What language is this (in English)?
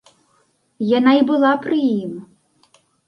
Belarusian